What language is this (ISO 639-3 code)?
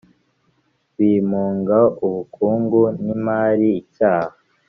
kin